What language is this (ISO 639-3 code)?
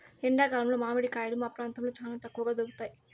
tel